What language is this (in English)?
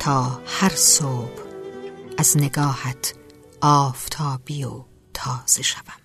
Persian